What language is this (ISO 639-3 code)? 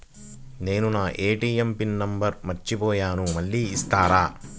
tel